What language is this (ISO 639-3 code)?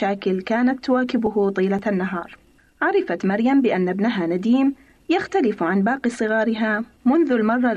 ara